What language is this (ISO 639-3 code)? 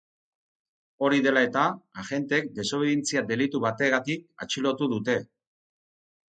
eus